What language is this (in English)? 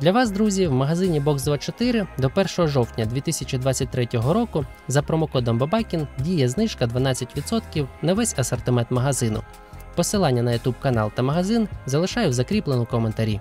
Ukrainian